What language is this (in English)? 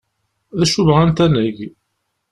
Kabyle